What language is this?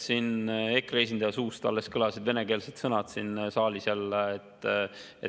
Estonian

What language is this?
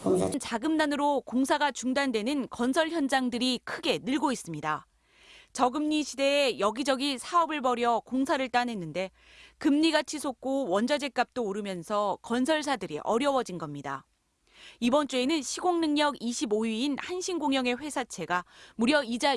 Korean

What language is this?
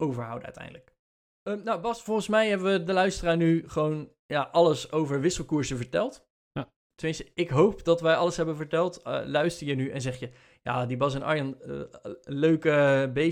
Dutch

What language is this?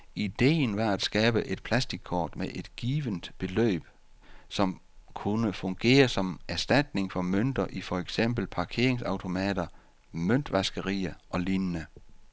Danish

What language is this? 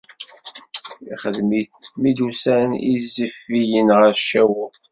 Kabyle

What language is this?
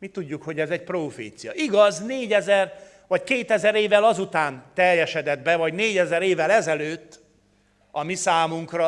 Hungarian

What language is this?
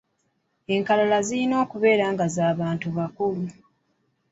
Ganda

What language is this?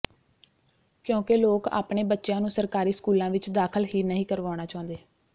Punjabi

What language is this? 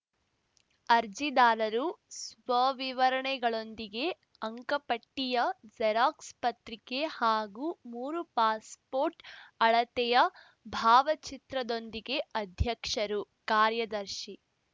Kannada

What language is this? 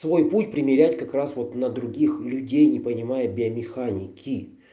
Russian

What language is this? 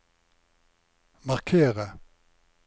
Norwegian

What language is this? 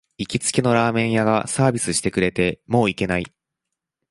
Japanese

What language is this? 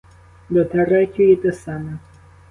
Ukrainian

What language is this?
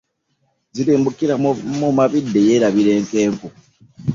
Ganda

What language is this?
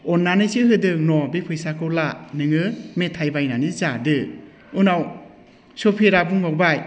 Bodo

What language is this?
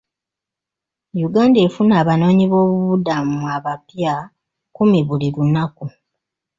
Ganda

